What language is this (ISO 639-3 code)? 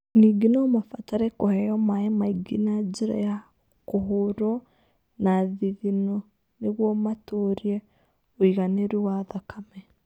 kik